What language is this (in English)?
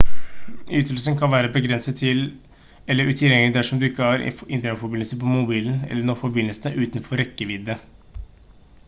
Norwegian Bokmål